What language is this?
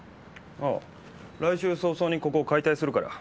Japanese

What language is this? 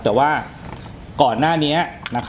Thai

